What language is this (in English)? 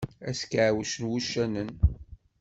Kabyle